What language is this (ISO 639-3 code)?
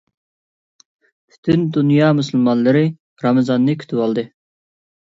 uig